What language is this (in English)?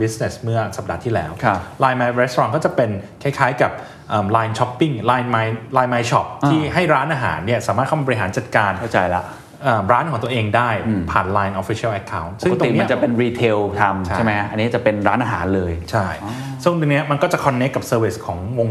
Thai